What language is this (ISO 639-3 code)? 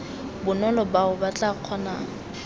tsn